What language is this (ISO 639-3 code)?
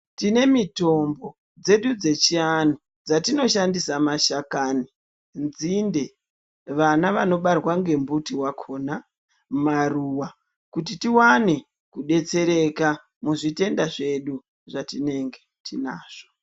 ndc